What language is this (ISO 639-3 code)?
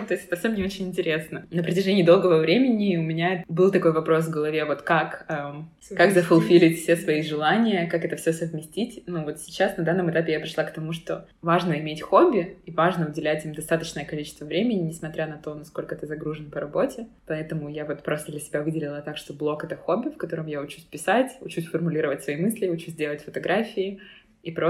rus